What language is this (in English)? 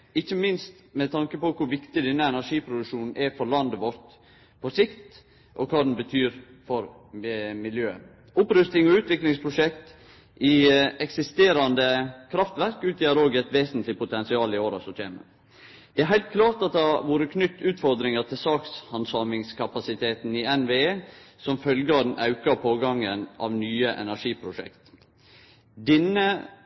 Norwegian Nynorsk